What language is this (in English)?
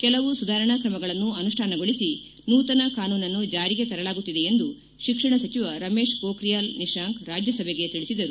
Kannada